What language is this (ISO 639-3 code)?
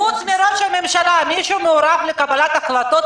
heb